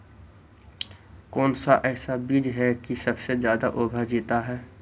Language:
Magahi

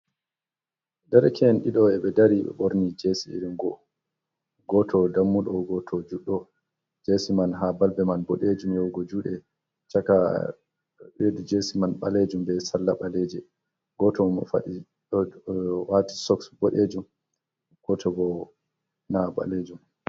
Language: Fula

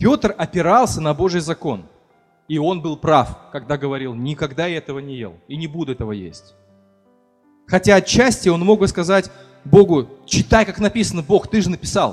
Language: Russian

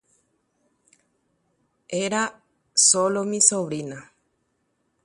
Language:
Guarani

